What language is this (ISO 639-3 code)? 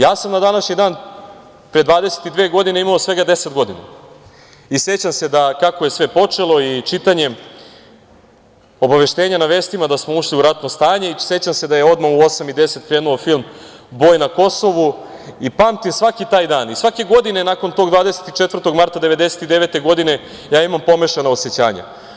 srp